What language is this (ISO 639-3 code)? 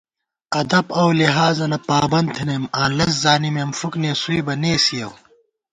gwt